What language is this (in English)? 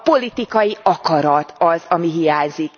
Hungarian